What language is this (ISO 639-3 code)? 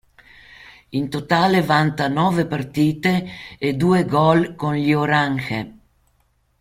ita